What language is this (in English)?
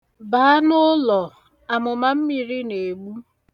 Igbo